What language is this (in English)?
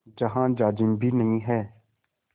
Hindi